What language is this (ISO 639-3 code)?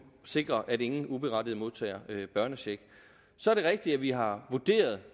dan